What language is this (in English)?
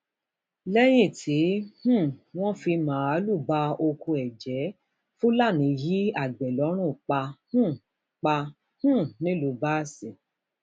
Yoruba